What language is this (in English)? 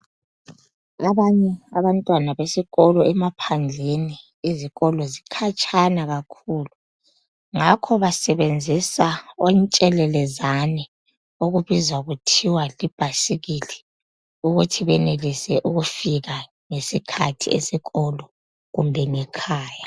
North Ndebele